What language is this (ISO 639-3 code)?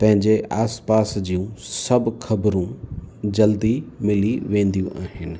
snd